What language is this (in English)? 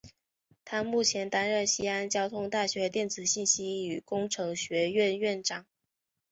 Chinese